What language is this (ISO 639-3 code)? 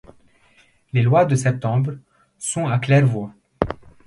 fra